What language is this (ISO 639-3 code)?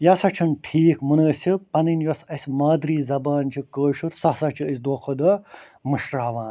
kas